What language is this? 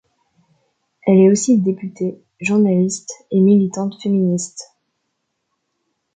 French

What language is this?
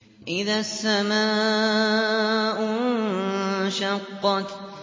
Arabic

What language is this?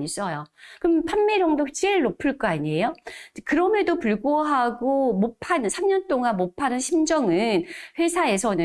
Korean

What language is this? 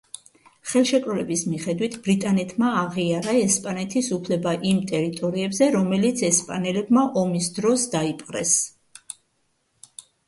Georgian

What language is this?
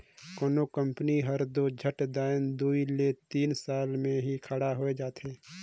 Chhattisgarhi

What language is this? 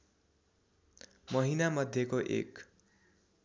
Nepali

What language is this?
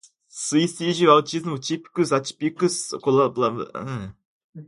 Portuguese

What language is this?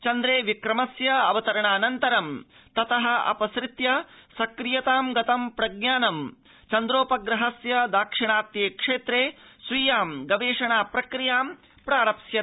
Sanskrit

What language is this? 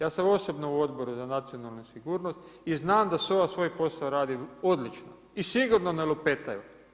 Croatian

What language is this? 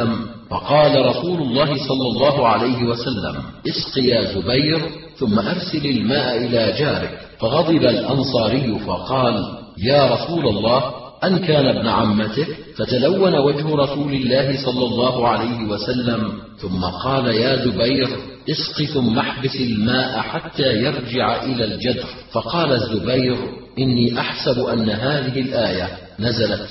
Arabic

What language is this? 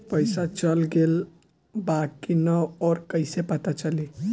Bhojpuri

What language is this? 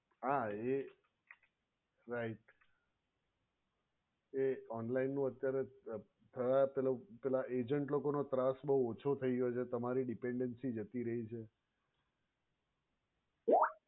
Gujarati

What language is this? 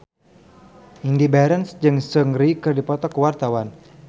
Sundanese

